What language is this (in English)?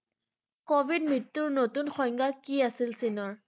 Assamese